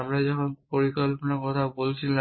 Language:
Bangla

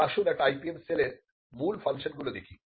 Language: Bangla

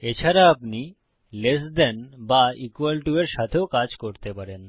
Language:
Bangla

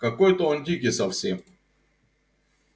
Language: Russian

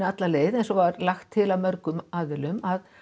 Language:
Icelandic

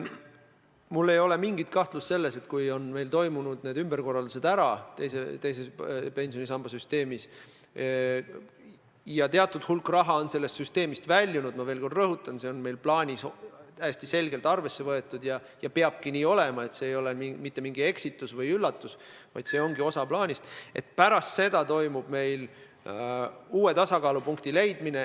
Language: Estonian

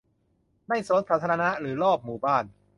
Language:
Thai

